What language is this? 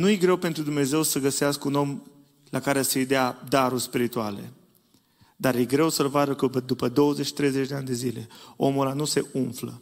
Romanian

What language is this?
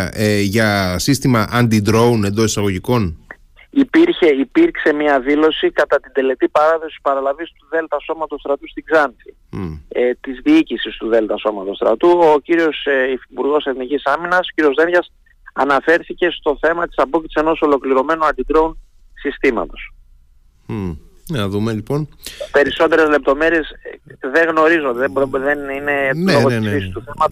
Greek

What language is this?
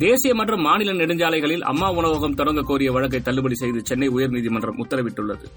Tamil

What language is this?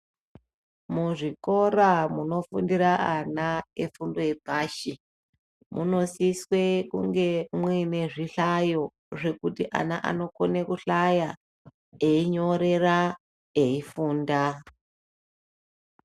Ndau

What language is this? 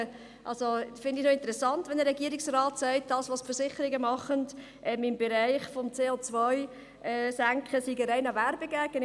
Swiss German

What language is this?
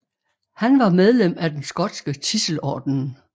Danish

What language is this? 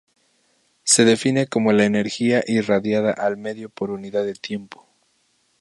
Spanish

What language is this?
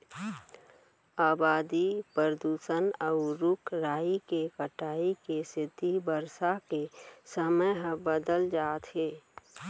Chhattisgarhi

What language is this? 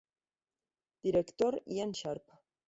Spanish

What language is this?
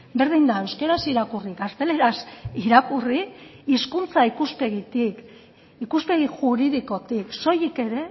Basque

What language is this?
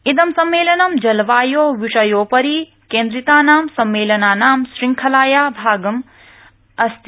Sanskrit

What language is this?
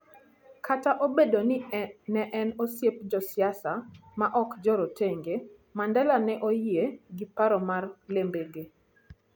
Luo (Kenya and Tanzania)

